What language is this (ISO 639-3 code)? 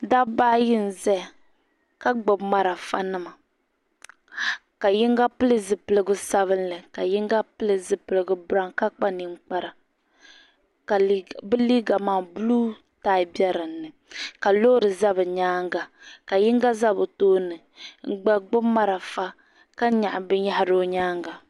dag